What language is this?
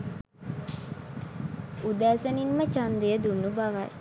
Sinhala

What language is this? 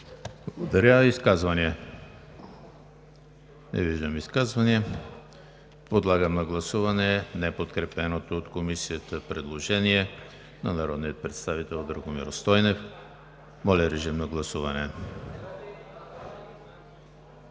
Bulgarian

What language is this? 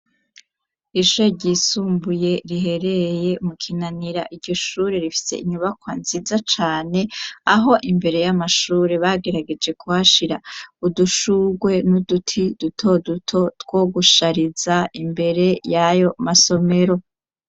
Rundi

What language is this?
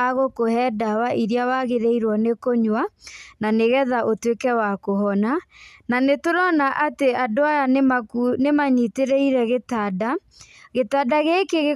Kikuyu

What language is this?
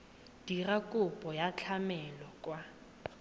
Tswana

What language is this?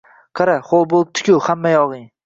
Uzbek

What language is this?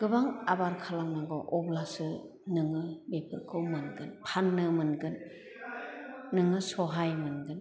Bodo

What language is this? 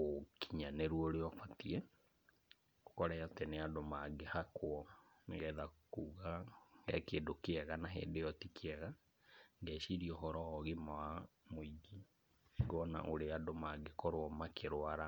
Kikuyu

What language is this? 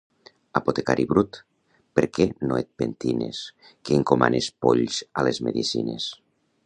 Catalan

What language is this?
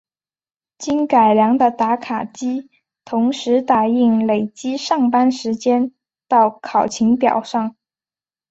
Chinese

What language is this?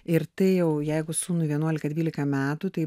Lithuanian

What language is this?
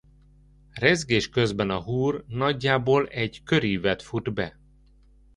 Hungarian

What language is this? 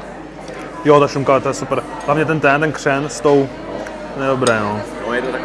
Czech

